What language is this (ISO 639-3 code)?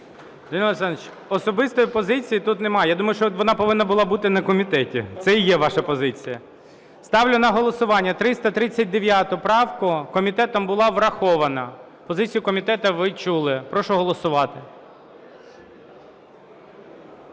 ukr